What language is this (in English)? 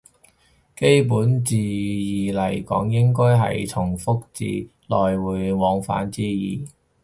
Cantonese